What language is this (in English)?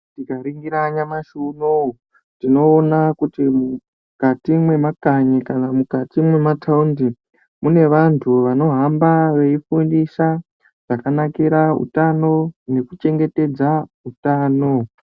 Ndau